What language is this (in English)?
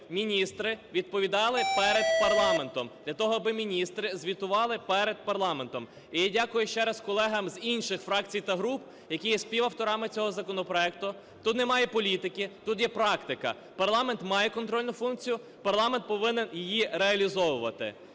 Ukrainian